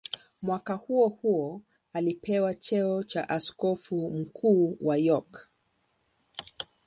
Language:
Swahili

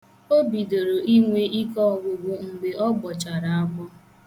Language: Igbo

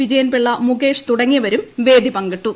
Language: Malayalam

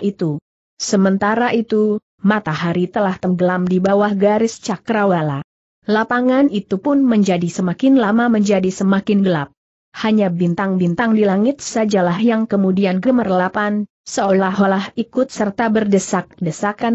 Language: Indonesian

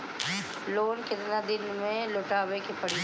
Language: Bhojpuri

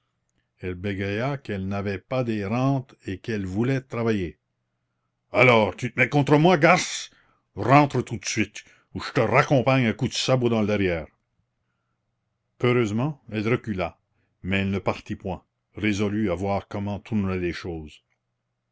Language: French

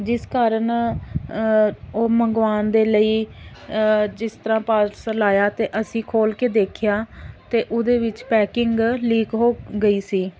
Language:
Punjabi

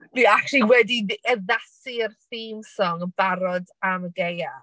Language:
Welsh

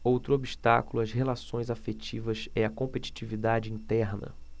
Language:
Portuguese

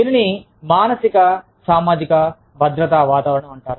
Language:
Telugu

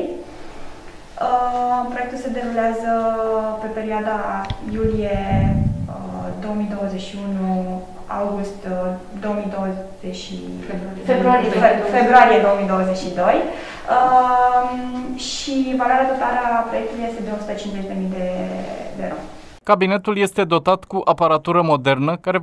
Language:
Romanian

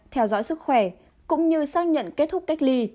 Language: Vietnamese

